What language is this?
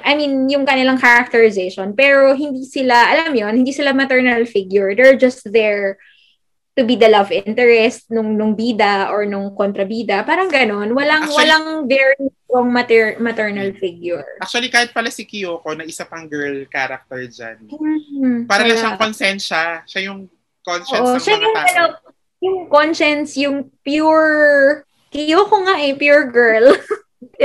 Filipino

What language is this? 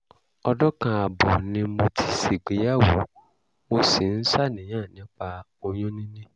Yoruba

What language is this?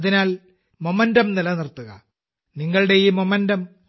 Malayalam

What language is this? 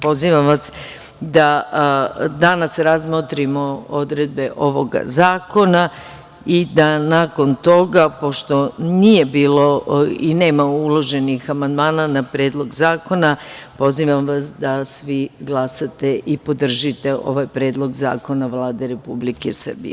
Serbian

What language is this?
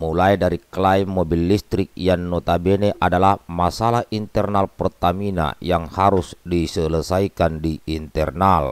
Indonesian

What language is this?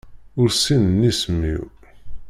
Kabyle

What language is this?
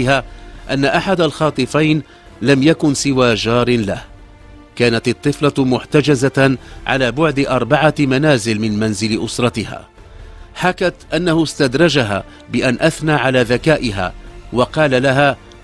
Arabic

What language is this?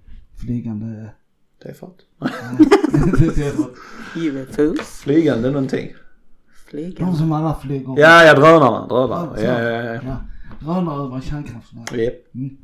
Swedish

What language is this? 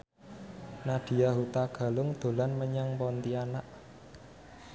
Javanese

